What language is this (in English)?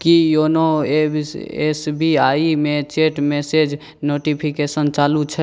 Maithili